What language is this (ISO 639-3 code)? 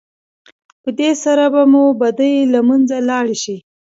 pus